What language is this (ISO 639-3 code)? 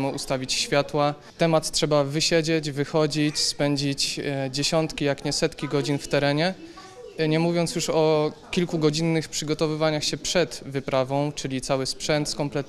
pol